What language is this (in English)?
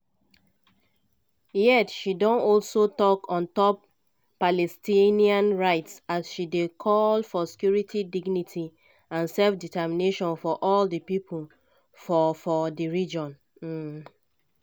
Nigerian Pidgin